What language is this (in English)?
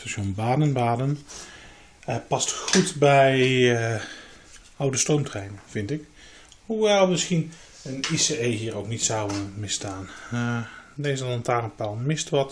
Dutch